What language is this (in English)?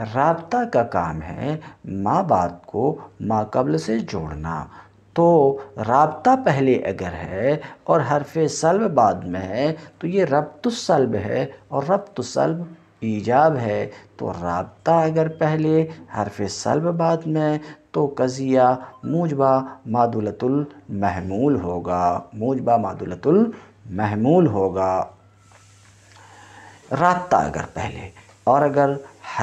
Hindi